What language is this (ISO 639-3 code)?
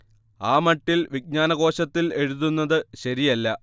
mal